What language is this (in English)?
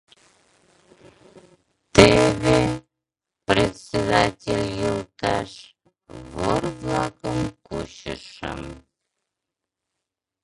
Mari